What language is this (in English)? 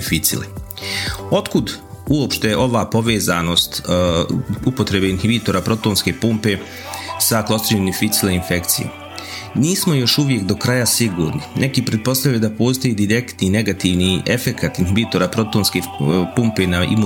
Croatian